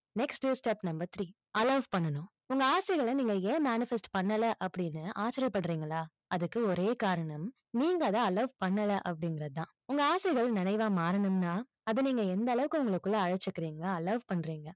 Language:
Tamil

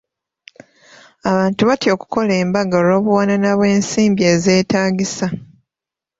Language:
Ganda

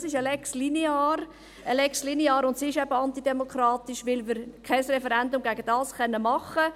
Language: Swiss German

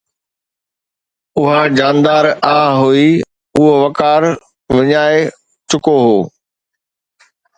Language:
Sindhi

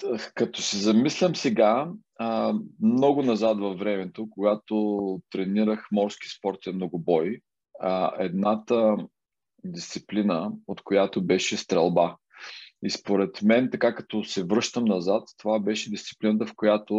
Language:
Bulgarian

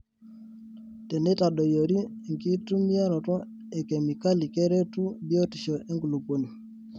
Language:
Masai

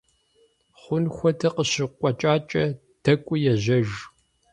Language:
Kabardian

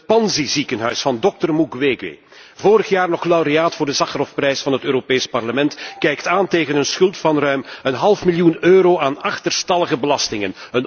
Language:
Dutch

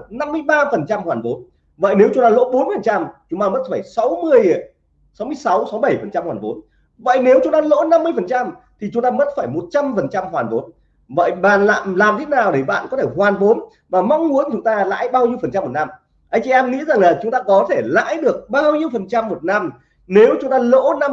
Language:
Vietnamese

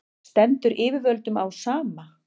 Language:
Icelandic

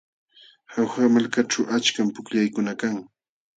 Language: Jauja Wanca Quechua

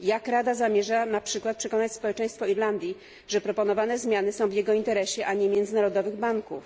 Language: Polish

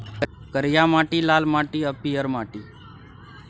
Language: Maithili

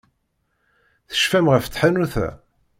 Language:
Kabyle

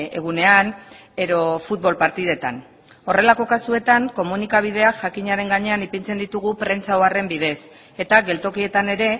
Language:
Basque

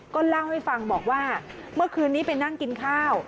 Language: Thai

